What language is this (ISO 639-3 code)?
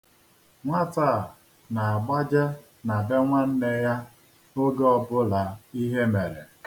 ibo